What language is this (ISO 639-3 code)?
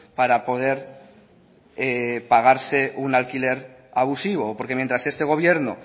spa